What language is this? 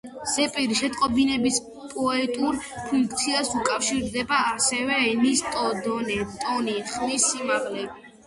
Georgian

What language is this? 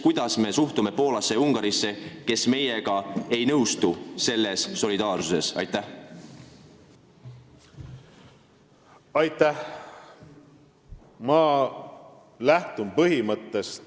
Estonian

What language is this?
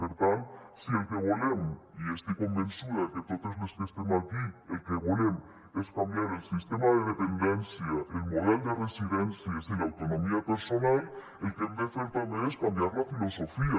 Catalan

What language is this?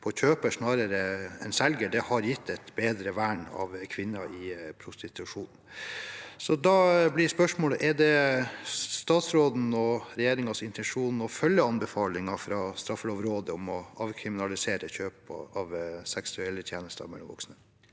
Norwegian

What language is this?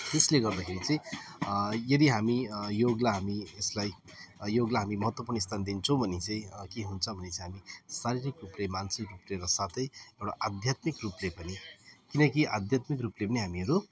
Nepali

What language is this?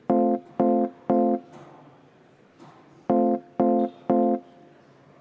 Estonian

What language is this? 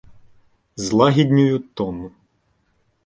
Ukrainian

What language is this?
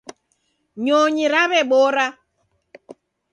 Taita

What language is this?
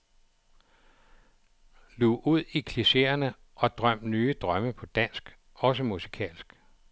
Danish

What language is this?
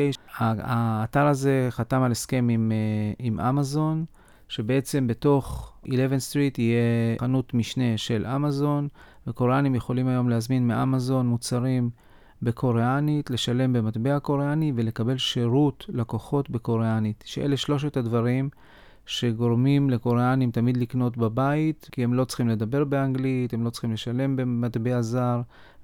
Hebrew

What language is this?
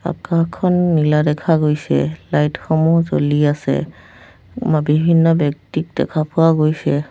Assamese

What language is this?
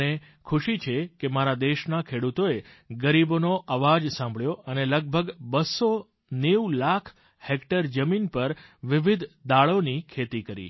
Gujarati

